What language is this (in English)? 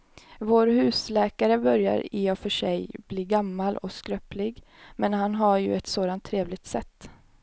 Swedish